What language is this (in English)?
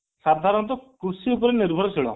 Odia